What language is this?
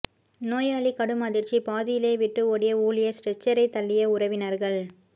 Tamil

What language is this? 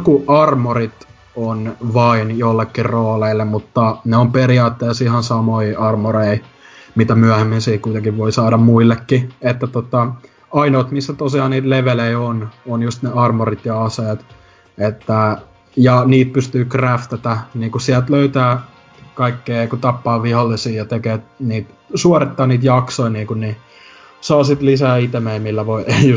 Finnish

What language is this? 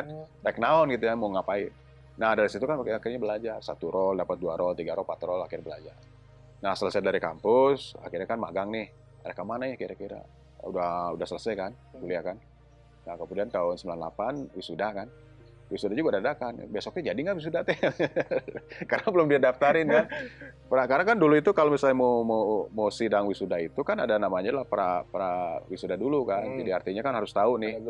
Indonesian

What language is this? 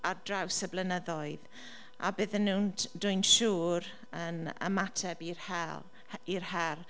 Welsh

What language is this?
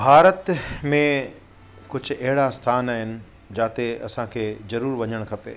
Sindhi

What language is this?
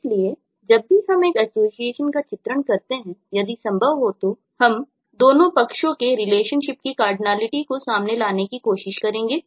Hindi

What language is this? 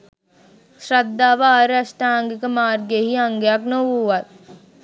Sinhala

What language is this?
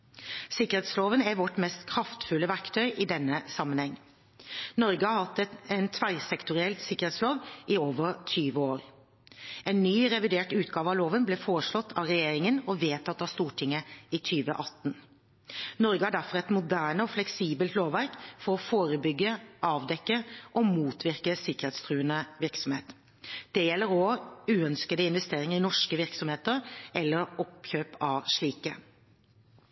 Norwegian Bokmål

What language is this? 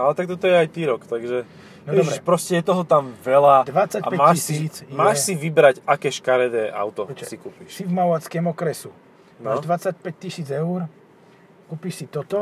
Slovak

